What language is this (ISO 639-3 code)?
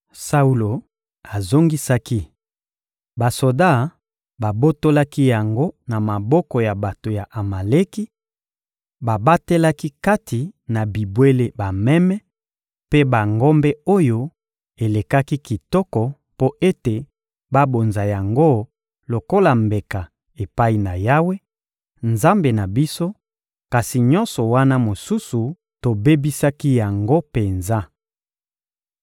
lin